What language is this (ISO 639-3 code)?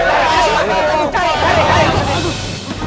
ind